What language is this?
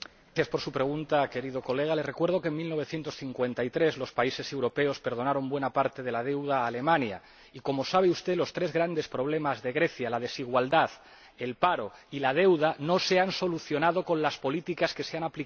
Spanish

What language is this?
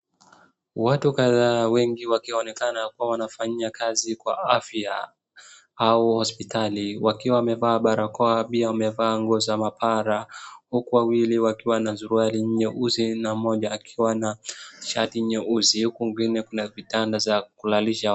Swahili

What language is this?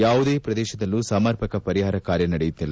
Kannada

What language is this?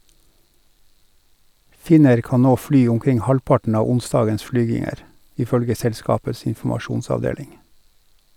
Norwegian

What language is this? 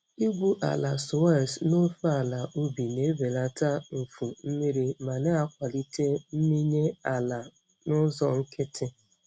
Igbo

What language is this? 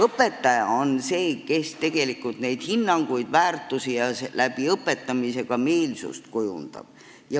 Estonian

